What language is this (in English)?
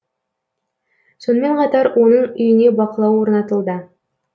Kazakh